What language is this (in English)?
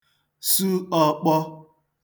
Igbo